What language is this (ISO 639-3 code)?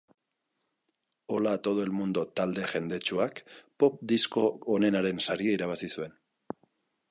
eus